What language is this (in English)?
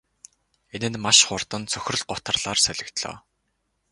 Mongolian